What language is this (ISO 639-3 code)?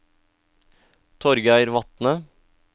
nor